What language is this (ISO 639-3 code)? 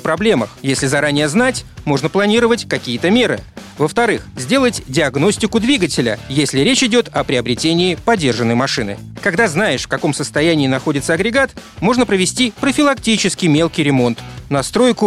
rus